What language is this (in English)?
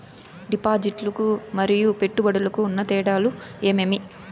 Telugu